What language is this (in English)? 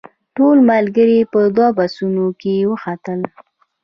Pashto